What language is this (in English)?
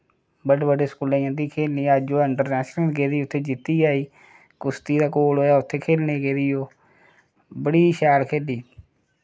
Dogri